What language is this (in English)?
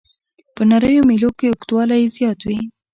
Pashto